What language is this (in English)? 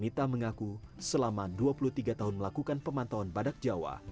Indonesian